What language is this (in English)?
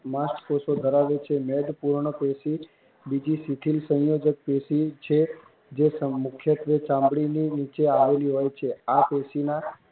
Gujarati